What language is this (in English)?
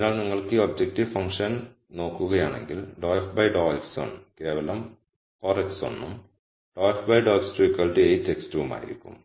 Malayalam